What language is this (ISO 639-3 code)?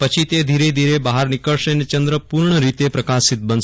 guj